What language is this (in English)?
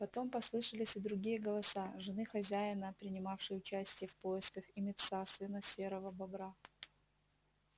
Russian